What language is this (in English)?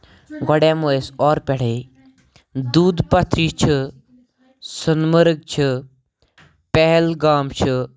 Kashmiri